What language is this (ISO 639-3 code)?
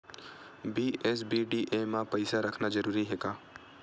hne